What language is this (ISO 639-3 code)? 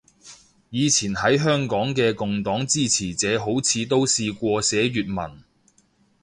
yue